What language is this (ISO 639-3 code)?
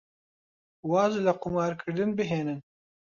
ckb